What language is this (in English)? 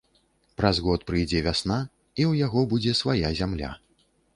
Belarusian